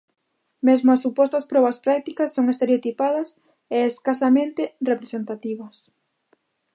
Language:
Galician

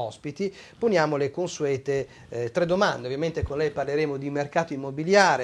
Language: Italian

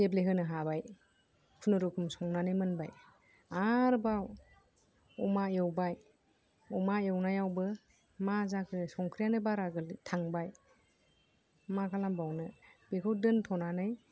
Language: Bodo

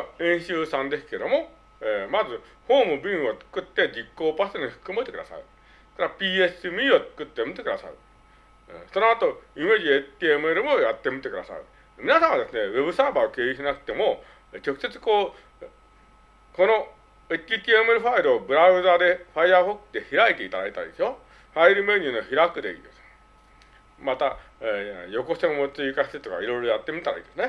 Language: Japanese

